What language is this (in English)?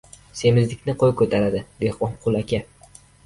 Uzbek